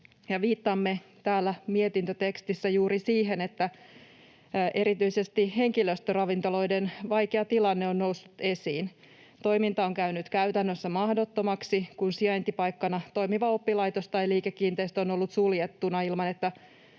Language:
Finnish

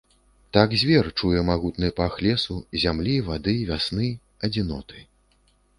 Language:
Belarusian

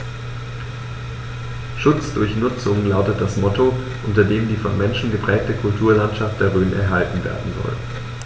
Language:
German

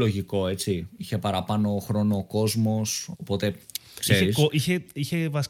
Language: Greek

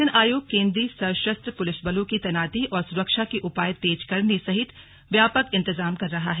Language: Hindi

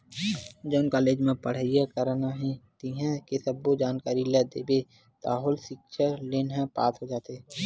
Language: Chhattisgarhi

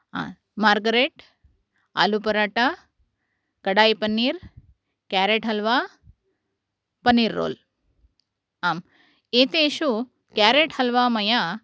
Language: Sanskrit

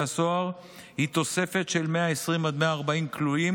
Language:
Hebrew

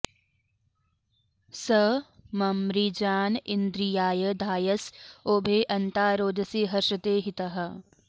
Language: Sanskrit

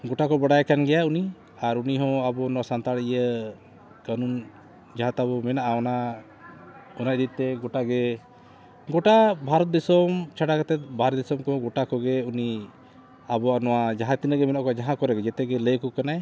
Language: Santali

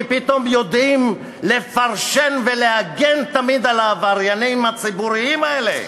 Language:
Hebrew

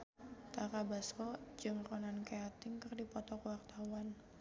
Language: Sundanese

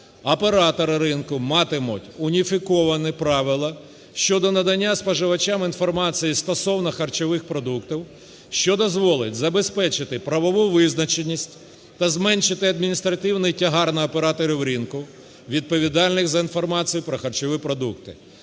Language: Ukrainian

